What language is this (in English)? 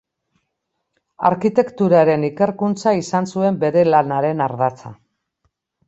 Basque